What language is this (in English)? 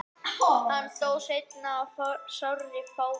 Icelandic